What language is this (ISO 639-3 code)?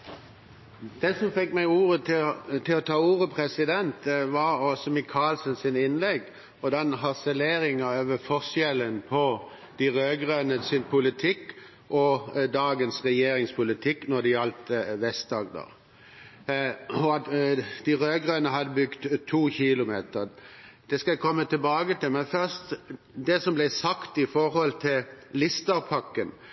nob